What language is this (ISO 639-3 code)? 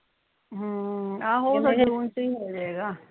pan